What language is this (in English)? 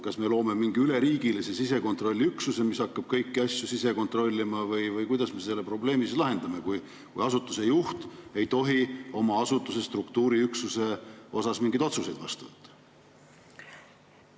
Estonian